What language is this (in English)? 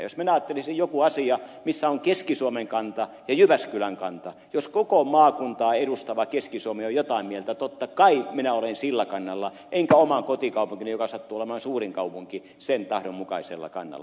Finnish